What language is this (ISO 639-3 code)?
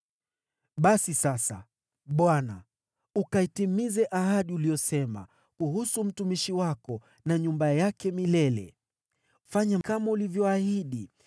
swa